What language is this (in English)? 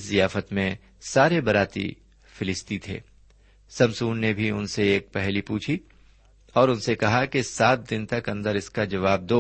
Urdu